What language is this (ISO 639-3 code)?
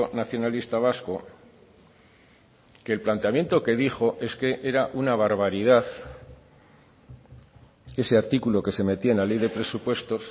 spa